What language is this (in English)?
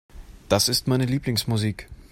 German